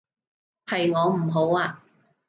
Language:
Cantonese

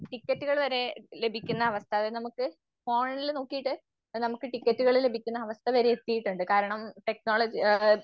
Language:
Malayalam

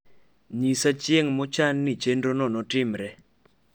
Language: Luo (Kenya and Tanzania)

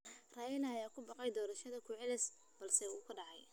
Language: Somali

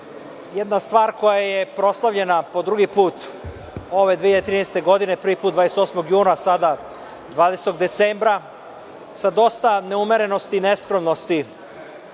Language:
Serbian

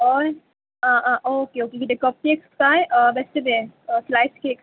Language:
Konkani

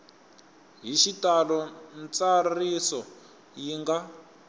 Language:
Tsonga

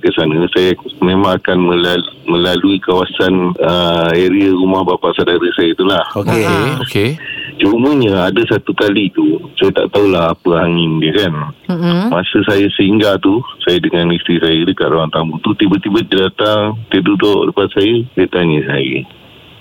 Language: Malay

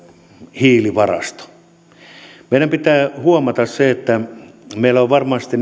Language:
Finnish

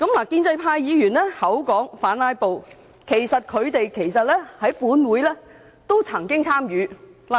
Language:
Cantonese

